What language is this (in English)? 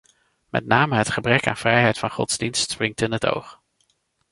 Dutch